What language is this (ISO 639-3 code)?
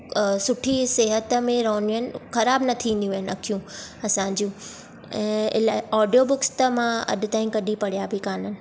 snd